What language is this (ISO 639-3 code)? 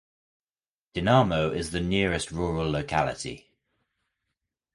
eng